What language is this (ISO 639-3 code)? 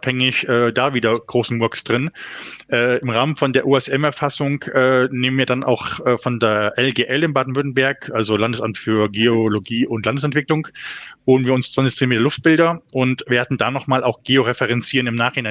deu